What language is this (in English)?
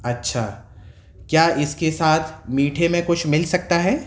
Urdu